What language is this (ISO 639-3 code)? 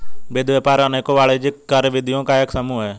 hin